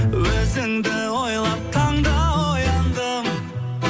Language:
Kazakh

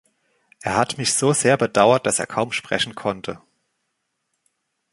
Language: German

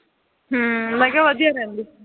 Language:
Punjabi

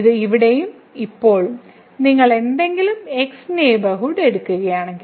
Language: Malayalam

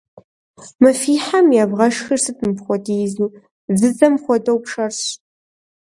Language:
Kabardian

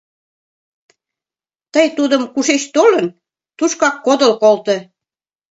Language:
Mari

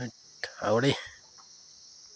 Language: Nepali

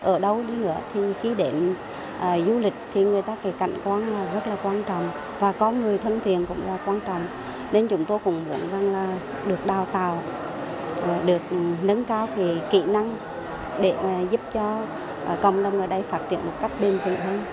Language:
Vietnamese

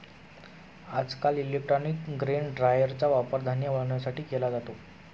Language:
Marathi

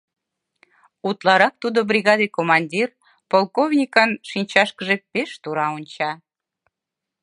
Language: Mari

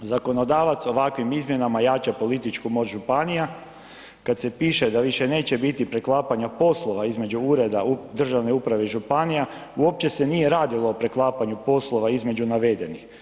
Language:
Croatian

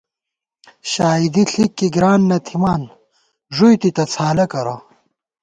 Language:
Gawar-Bati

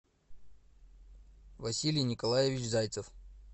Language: Russian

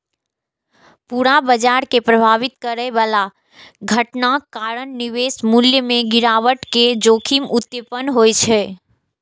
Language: Maithili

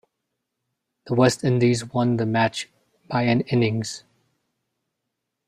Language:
English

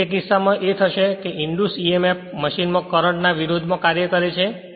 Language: Gujarati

